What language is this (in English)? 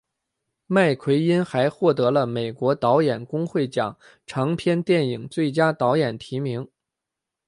Chinese